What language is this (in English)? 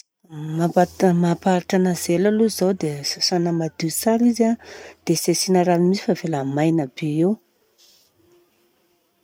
Southern Betsimisaraka Malagasy